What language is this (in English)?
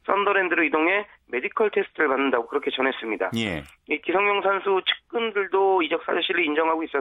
Korean